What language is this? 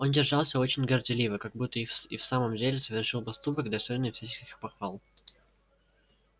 Russian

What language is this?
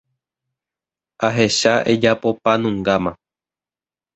Guarani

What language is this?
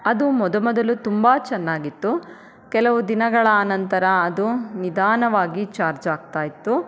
Kannada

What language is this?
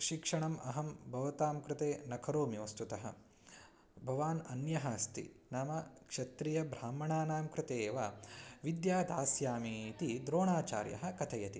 Sanskrit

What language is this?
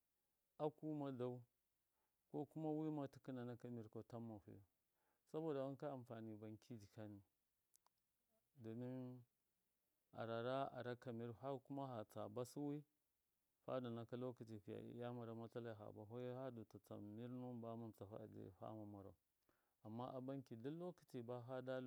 Miya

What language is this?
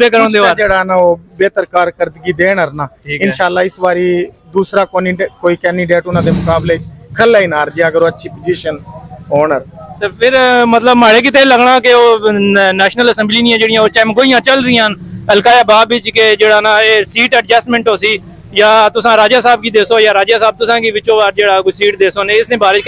Hindi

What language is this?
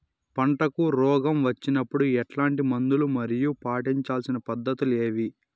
Telugu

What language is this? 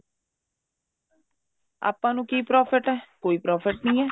Punjabi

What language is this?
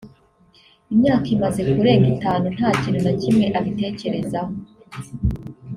Kinyarwanda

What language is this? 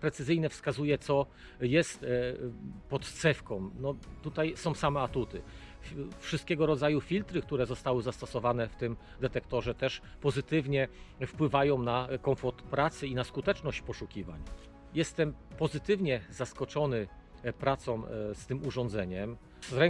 Polish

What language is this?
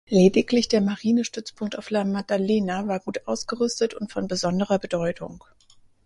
German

